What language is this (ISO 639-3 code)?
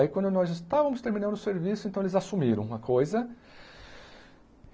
por